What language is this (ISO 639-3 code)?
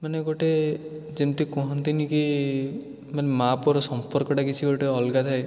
ori